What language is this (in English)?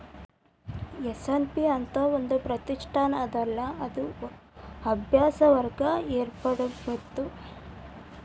Kannada